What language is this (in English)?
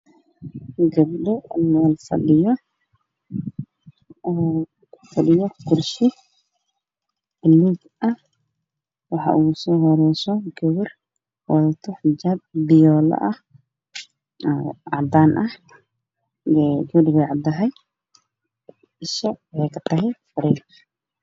Somali